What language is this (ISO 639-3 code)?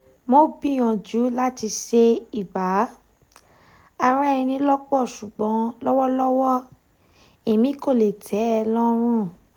yor